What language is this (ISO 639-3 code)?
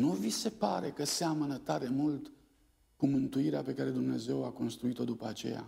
ron